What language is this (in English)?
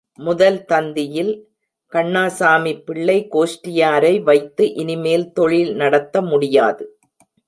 Tamil